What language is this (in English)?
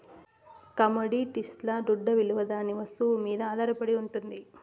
Telugu